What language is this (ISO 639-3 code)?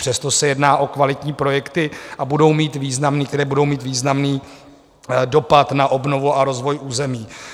ces